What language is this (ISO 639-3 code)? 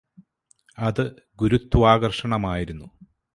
mal